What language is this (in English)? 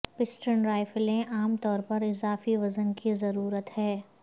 Urdu